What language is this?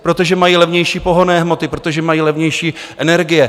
Czech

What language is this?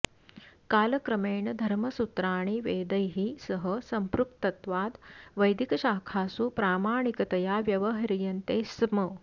Sanskrit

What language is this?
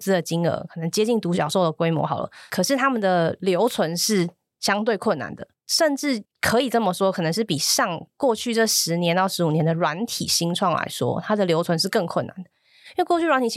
Chinese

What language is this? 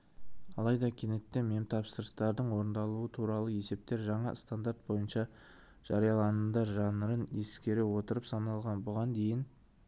Kazakh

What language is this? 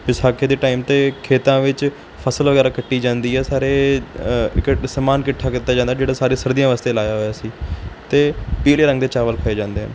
Punjabi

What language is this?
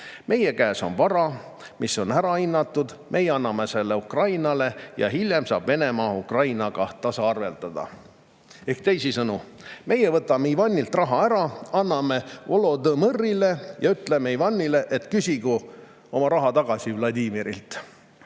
Estonian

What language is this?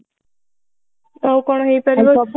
Odia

